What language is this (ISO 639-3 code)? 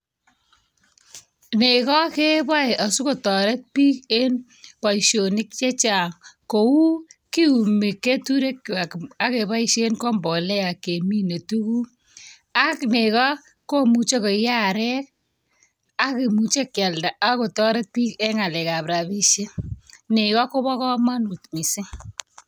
kln